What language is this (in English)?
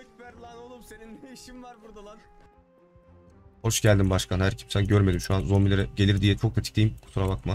Turkish